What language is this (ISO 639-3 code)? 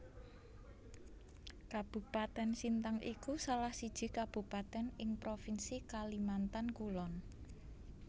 jav